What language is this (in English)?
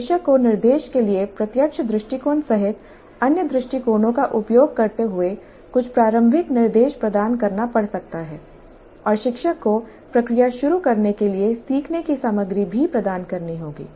Hindi